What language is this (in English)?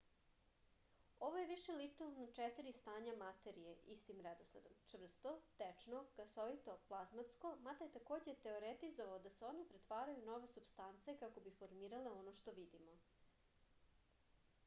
Serbian